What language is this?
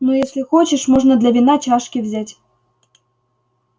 Russian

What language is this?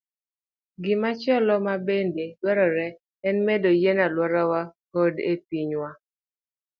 Luo (Kenya and Tanzania)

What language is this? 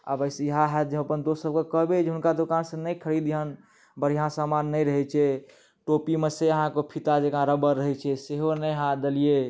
Maithili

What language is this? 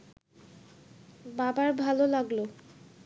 Bangla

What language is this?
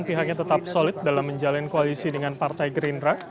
Indonesian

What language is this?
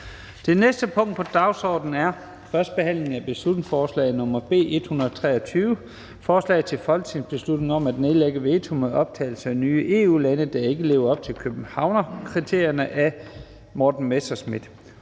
Danish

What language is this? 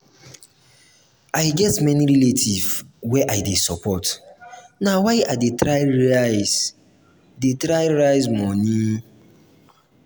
Nigerian Pidgin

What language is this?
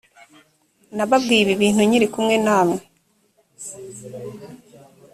Kinyarwanda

